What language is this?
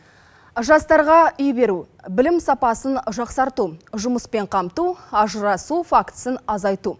Kazakh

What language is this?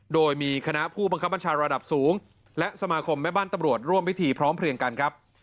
Thai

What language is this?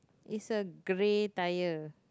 English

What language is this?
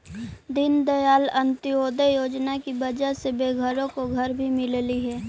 Magahi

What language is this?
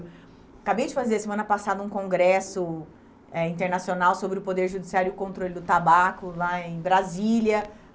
Portuguese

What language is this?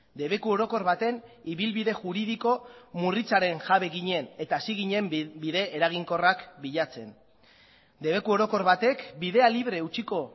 Basque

